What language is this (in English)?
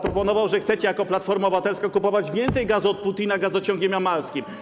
Polish